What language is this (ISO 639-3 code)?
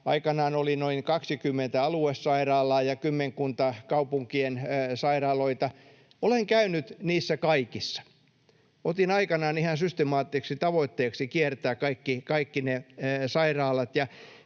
fin